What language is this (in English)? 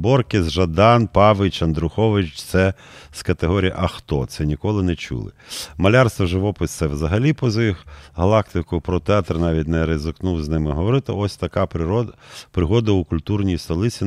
Ukrainian